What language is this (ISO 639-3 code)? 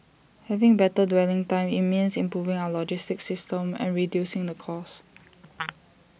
eng